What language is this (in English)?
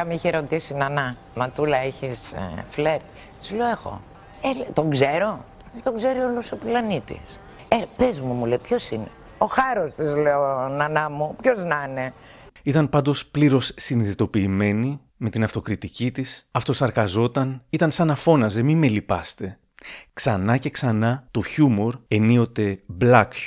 Greek